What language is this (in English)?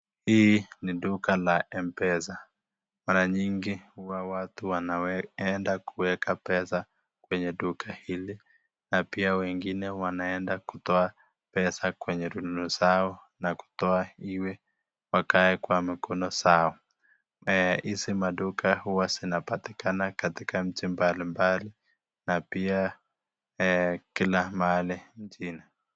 Swahili